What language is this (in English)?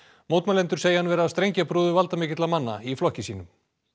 Icelandic